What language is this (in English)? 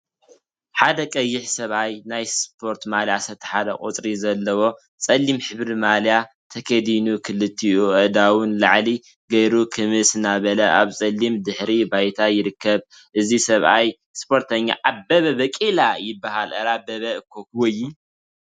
Tigrinya